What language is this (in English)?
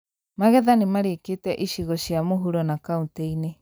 Kikuyu